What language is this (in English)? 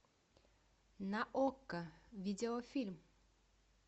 Russian